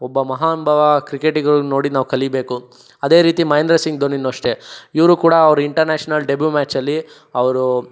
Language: Kannada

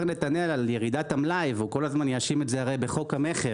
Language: Hebrew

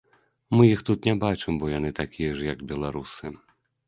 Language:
Belarusian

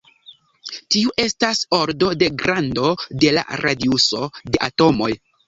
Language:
Esperanto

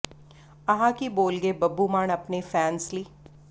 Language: Punjabi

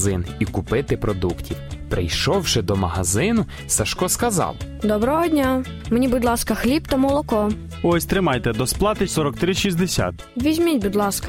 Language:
Ukrainian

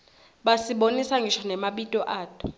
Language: Swati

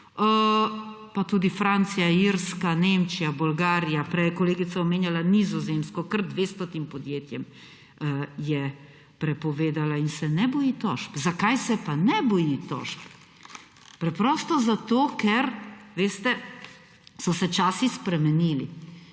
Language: Slovenian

